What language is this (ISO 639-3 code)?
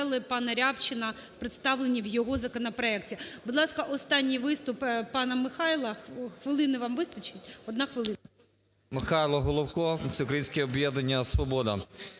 ukr